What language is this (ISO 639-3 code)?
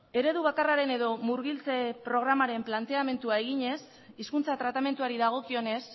eus